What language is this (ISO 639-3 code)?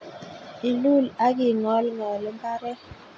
kln